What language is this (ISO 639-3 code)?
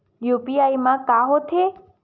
hne